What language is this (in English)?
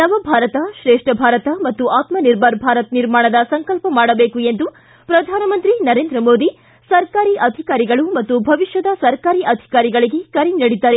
Kannada